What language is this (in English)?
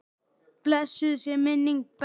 Icelandic